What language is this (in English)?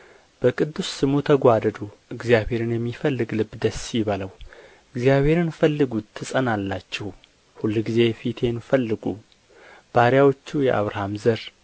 Amharic